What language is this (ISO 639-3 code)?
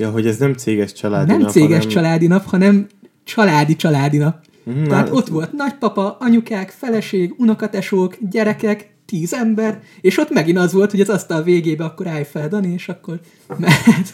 hun